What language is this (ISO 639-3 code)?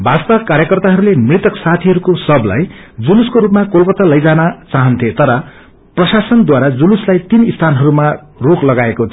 nep